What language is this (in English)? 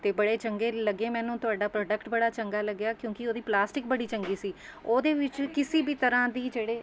Punjabi